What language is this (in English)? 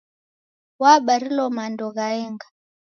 Taita